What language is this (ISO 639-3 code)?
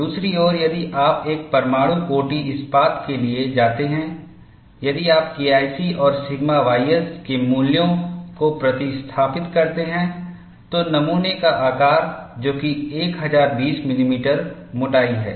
hin